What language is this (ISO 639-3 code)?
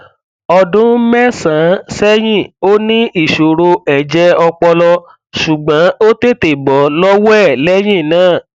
yor